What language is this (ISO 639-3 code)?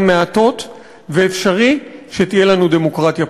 heb